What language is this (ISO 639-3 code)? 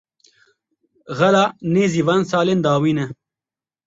kur